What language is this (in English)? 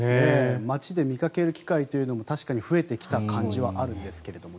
Japanese